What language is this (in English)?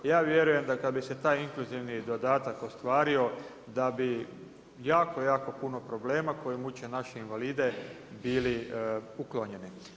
Croatian